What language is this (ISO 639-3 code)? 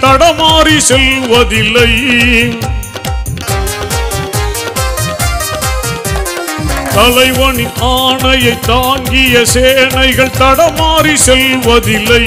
tam